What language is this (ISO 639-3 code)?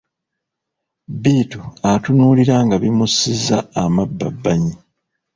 lug